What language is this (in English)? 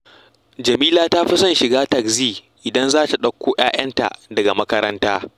Hausa